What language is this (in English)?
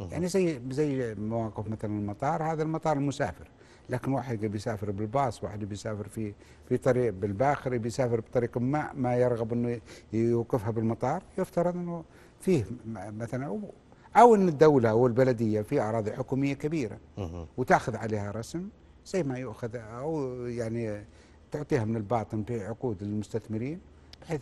Arabic